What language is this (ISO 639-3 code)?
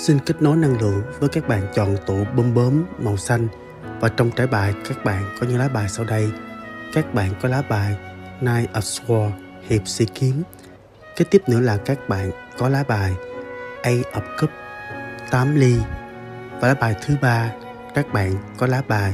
vie